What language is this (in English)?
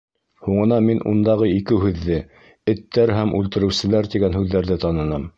Bashkir